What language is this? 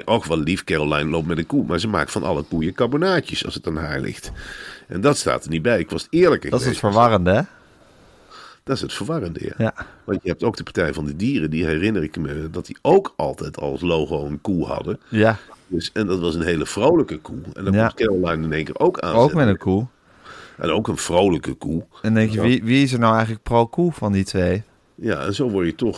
Dutch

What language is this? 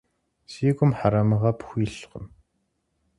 Kabardian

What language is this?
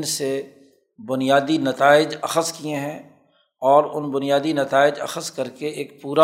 Urdu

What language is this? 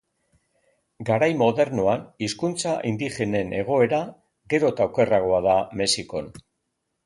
Basque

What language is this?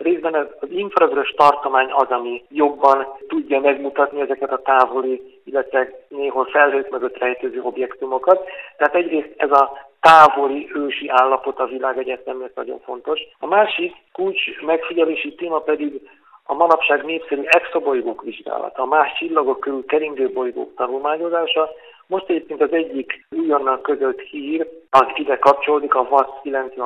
Hungarian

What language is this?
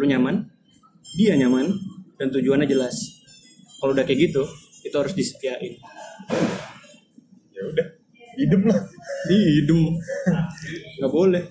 Indonesian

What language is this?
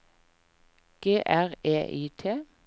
Norwegian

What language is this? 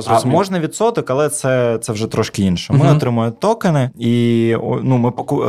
Ukrainian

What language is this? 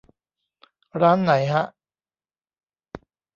Thai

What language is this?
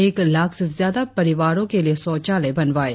Hindi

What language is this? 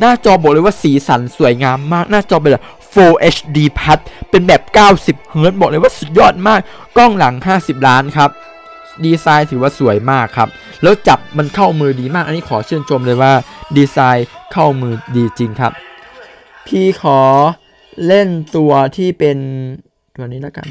Thai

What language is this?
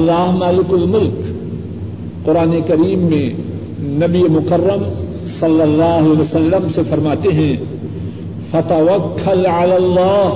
Urdu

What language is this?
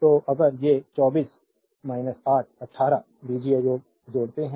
Hindi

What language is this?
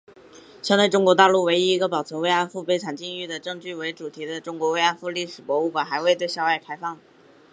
Chinese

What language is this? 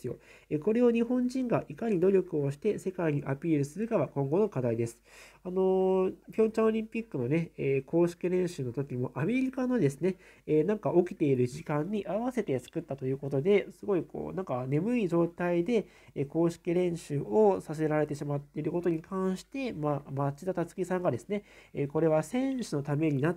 Japanese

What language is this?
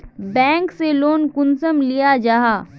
Magahi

